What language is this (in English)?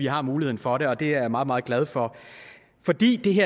Danish